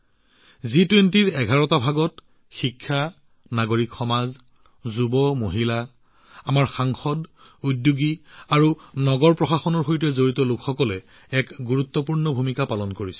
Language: Assamese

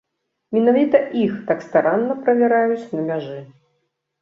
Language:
Belarusian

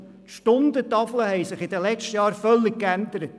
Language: Swiss German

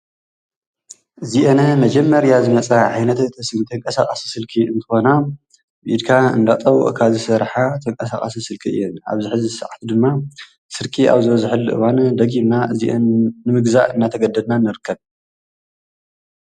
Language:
Tigrinya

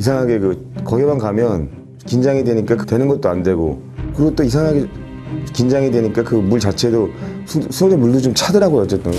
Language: Korean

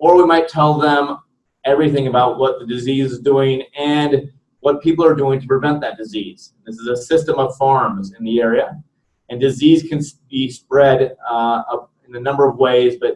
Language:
English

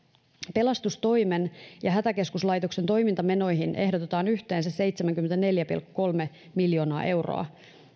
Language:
Finnish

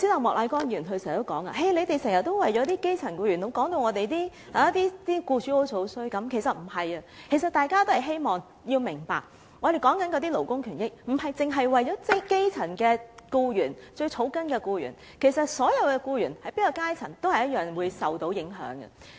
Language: Cantonese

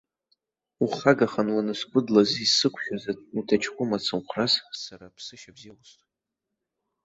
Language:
Abkhazian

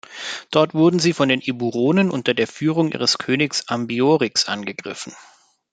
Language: German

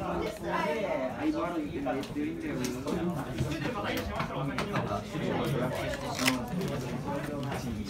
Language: Japanese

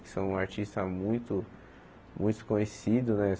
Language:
Portuguese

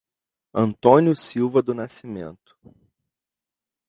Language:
Portuguese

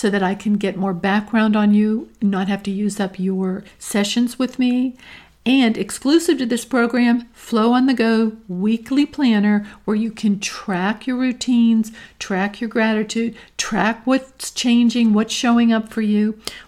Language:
English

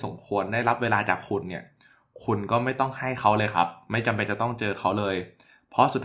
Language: Thai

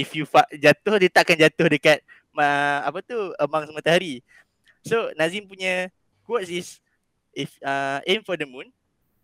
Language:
Malay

